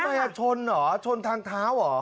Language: Thai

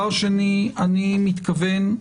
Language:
Hebrew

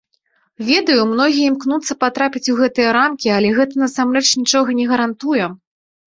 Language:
Belarusian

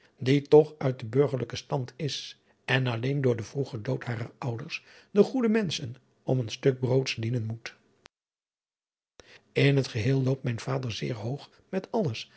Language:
Dutch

